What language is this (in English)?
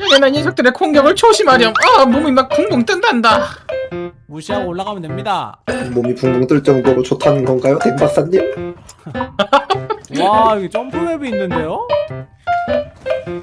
Korean